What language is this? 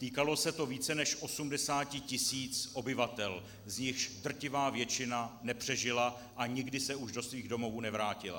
Czech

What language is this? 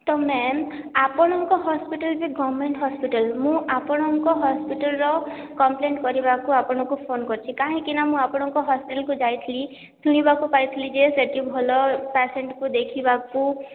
Odia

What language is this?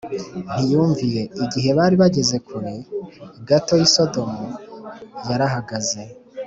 Kinyarwanda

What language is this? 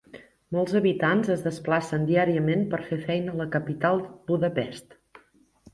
Catalan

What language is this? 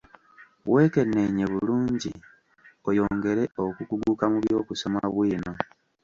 Ganda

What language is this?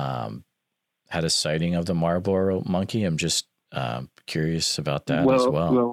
English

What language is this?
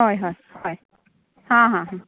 Konkani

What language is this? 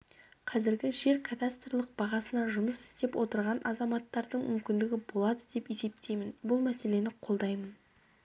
Kazakh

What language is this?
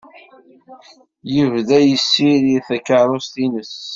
Kabyle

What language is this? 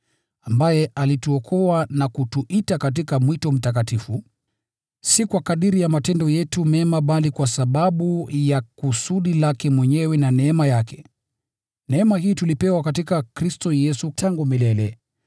Swahili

